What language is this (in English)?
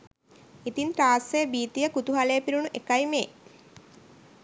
Sinhala